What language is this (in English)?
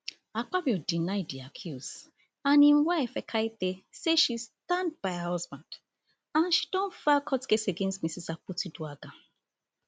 Nigerian Pidgin